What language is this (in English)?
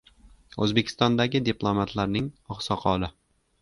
Uzbek